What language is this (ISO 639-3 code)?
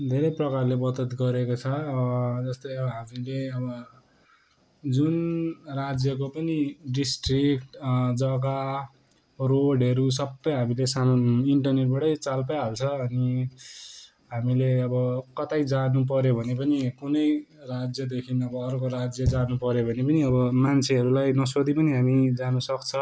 nep